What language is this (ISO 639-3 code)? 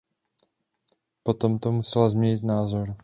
ces